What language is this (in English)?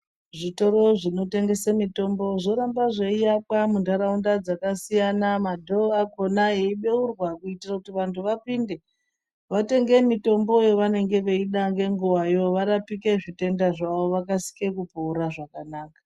Ndau